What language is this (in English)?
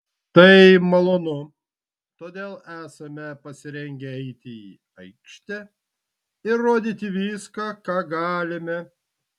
Lithuanian